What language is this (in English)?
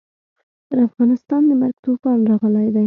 Pashto